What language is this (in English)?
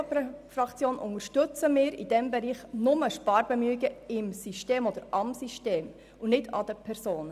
Swiss German